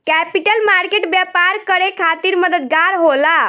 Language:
Bhojpuri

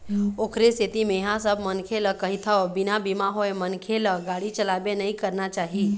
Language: Chhattisgarhi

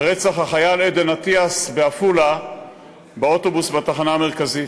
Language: Hebrew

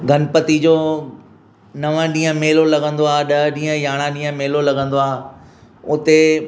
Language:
Sindhi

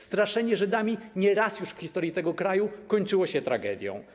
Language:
Polish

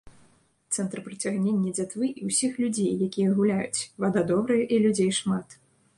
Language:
Belarusian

